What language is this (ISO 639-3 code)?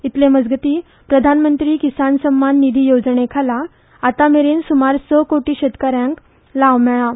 kok